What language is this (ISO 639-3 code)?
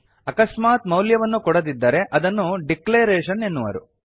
kan